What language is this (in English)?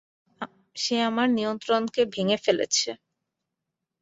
Bangla